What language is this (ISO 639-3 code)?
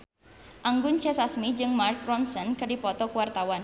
sun